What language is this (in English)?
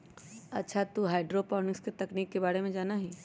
Magahi